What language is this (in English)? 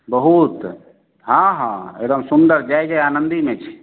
Maithili